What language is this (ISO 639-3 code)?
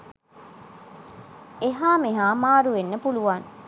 sin